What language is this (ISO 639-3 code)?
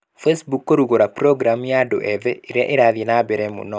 kik